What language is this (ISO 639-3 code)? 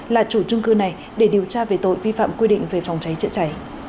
vie